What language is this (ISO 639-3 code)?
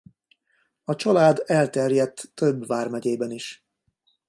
hun